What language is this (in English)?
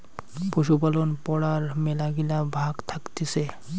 Bangla